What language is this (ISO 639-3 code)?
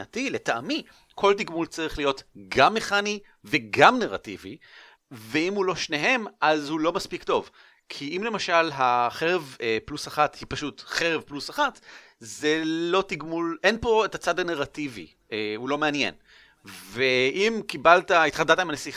heb